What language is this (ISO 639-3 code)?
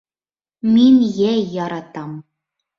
bak